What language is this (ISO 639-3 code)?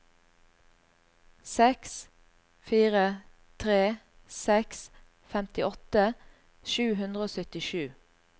nor